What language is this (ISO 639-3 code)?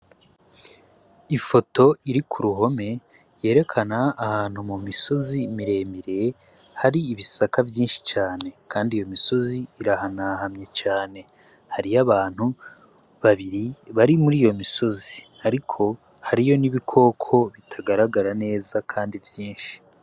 run